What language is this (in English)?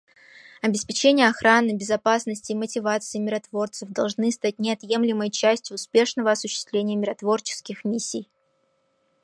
Russian